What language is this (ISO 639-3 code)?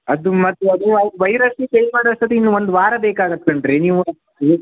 kan